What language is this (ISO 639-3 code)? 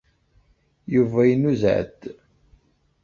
kab